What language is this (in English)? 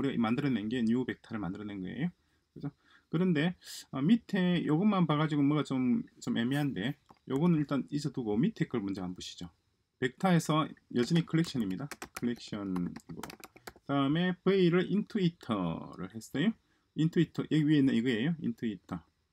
Korean